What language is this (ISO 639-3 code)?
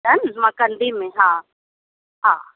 snd